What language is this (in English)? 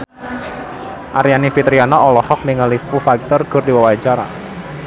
Sundanese